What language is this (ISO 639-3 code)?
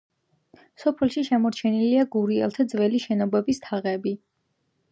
kat